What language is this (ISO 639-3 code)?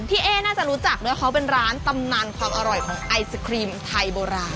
tha